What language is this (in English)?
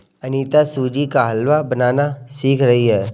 Hindi